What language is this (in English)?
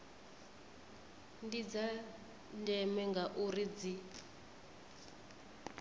Venda